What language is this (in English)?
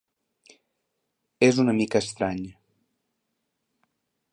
Catalan